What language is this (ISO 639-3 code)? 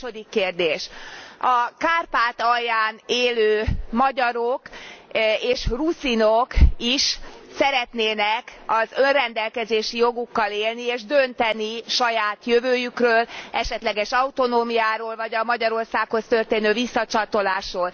hun